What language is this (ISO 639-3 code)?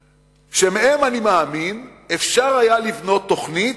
heb